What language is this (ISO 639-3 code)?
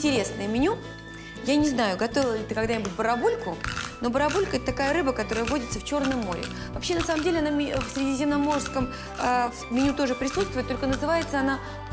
rus